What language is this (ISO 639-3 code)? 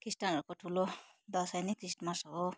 nep